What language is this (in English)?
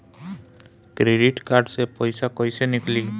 Bhojpuri